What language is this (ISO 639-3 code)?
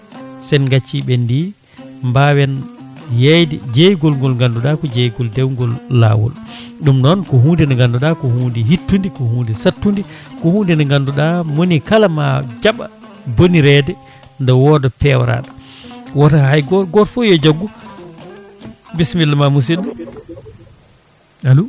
ful